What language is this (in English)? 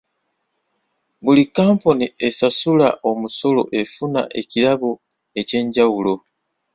Ganda